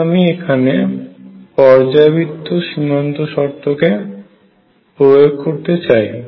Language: Bangla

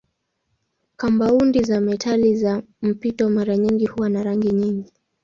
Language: Swahili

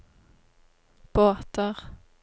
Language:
Norwegian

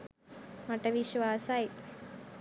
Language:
Sinhala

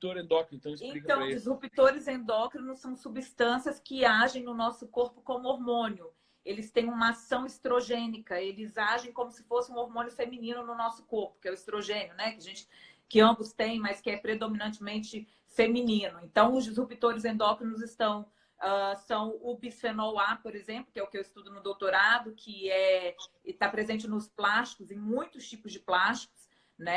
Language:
Portuguese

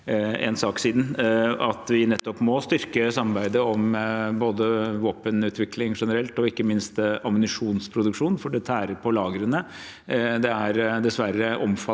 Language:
Norwegian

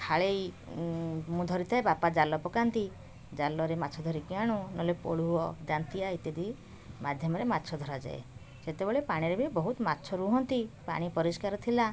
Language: Odia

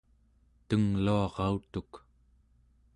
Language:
Central Yupik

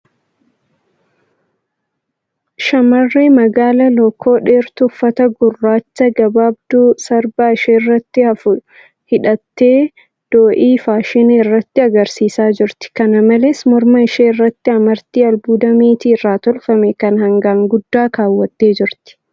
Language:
Oromo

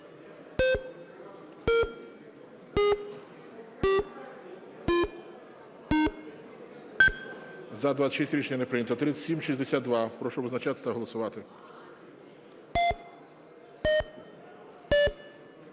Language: Ukrainian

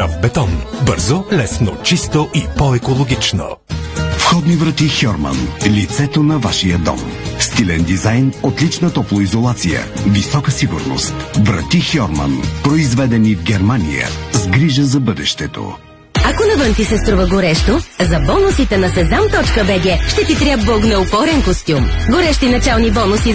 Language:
Bulgarian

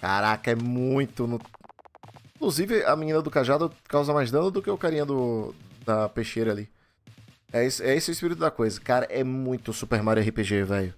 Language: Portuguese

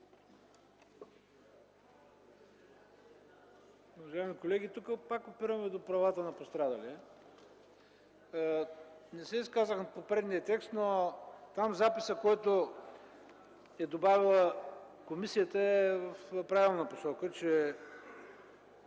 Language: Bulgarian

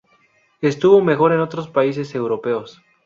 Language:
Spanish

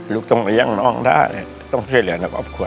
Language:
Thai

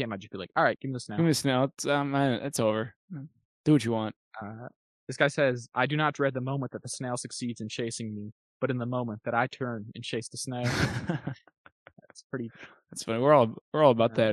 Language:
English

